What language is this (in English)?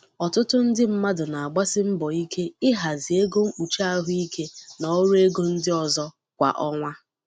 Igbo